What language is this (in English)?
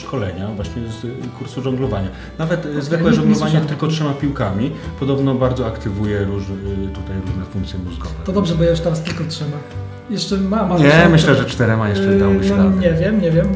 Polish